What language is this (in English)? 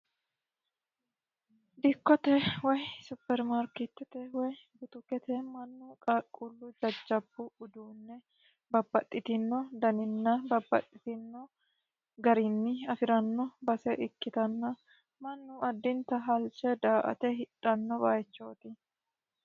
Sidamo